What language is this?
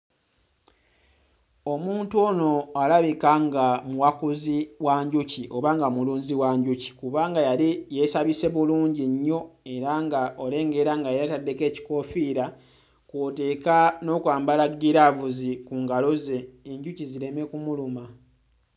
Ganda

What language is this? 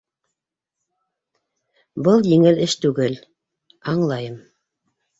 Bashkir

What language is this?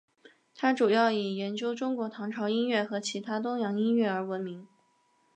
Chinese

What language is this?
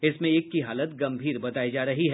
Hindi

